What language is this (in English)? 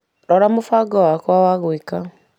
Kikuyu